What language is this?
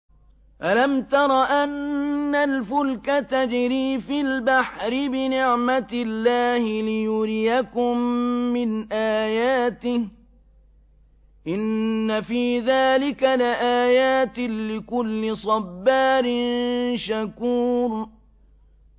Arabic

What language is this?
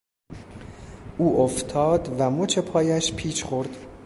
Persian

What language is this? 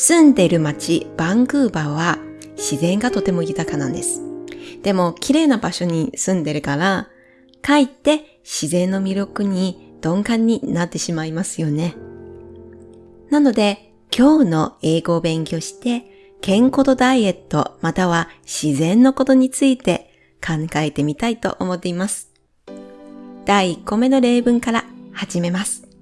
Japanese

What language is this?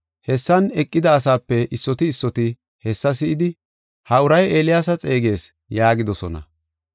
Gofa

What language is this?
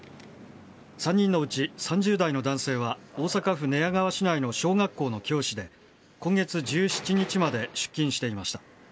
Japanese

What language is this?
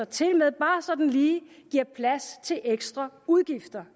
Danish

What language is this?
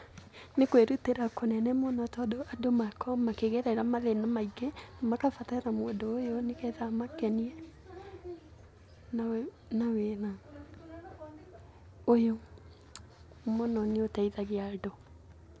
Kikuyu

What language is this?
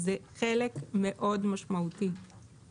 Hebrew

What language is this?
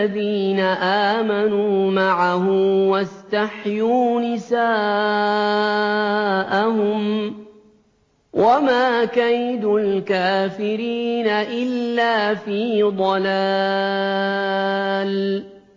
Arabic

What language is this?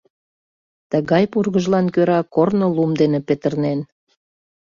Mari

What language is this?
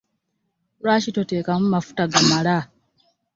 Ganda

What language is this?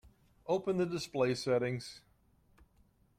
English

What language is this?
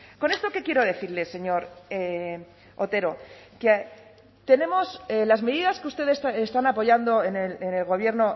Spanish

